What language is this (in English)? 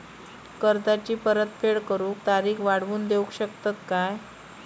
Marathi